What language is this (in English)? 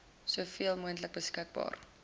Afrikaans